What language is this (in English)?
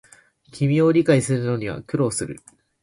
Japanese